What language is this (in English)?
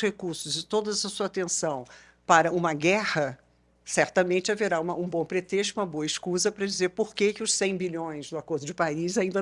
Portuguese